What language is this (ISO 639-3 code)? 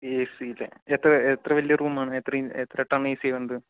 mal